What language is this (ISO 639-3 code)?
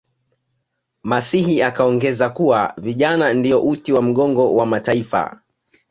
swa